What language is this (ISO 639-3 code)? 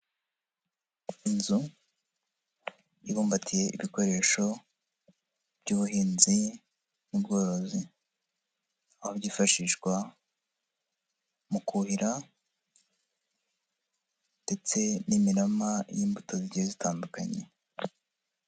kin